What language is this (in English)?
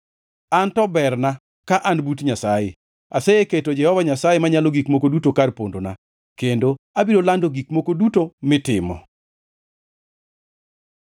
Luo (Kenya and Tanzania)